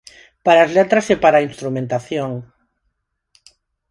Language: Galician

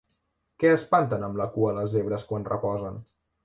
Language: Catalan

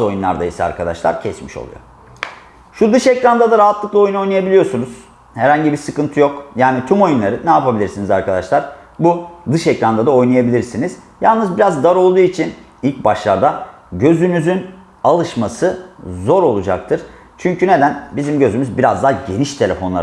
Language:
Turkish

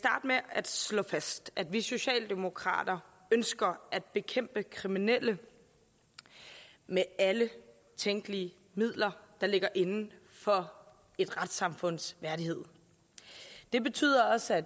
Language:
Danish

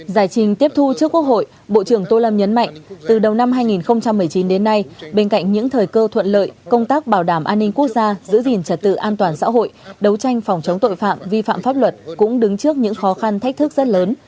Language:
Vietnamese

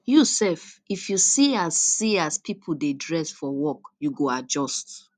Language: Nigerian Pidgin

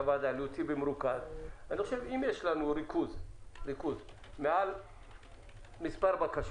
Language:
Hebrew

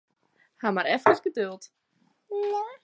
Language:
Western Frisian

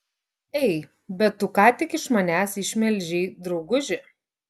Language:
Lithuanian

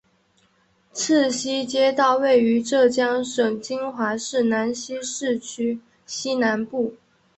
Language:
Chinese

